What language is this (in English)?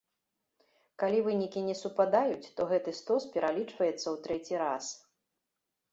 Belarusian